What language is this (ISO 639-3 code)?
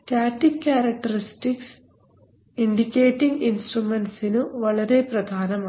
mal